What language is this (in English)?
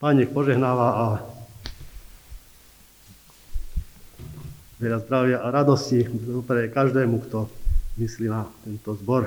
Slovak